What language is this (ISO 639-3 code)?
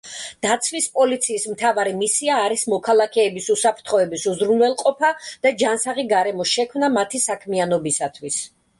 kat